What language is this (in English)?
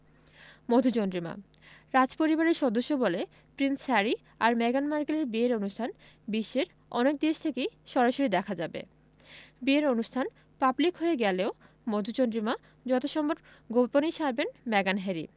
Bangla